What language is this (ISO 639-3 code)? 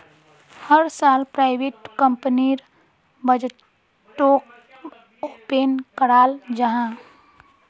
mag